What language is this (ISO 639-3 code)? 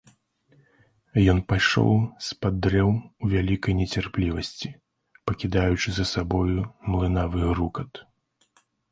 bel